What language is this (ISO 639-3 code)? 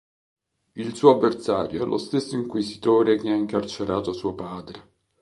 ita